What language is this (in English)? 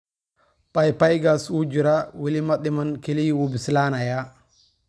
Somali